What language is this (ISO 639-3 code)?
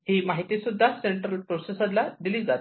mar